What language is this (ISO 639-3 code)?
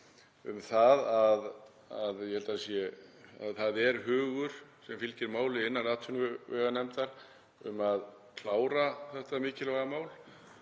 isl